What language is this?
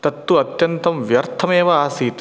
Sanskrit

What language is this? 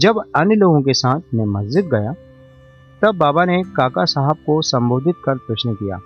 Hindi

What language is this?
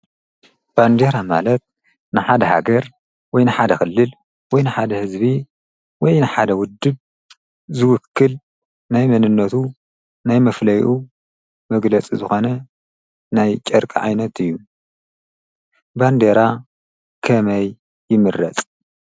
Tigrinya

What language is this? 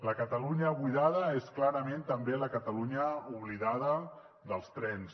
Catalan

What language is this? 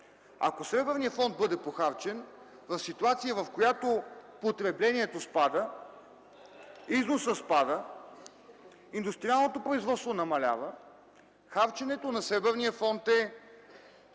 Bulgarian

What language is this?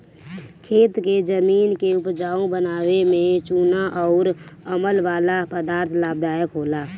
Bhojpuri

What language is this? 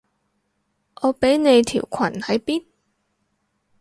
Cantonese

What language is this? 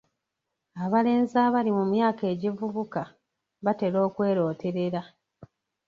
Ganda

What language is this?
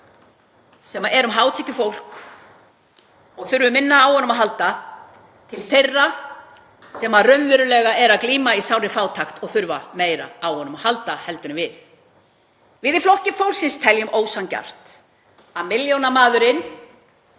Icelandic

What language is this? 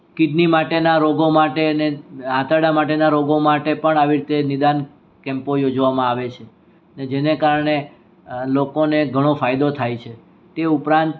Gujarati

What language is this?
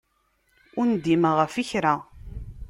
Kabyle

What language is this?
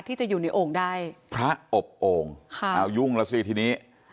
Thai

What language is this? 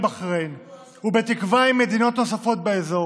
Hebrew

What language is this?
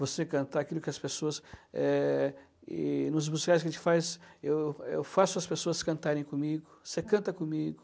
Portuguese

